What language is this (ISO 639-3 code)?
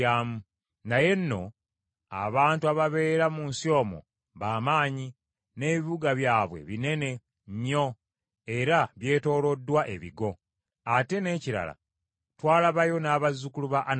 lug